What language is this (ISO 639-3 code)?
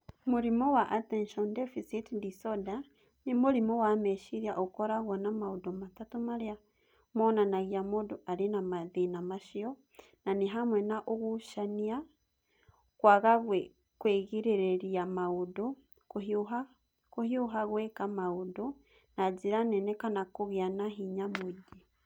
kik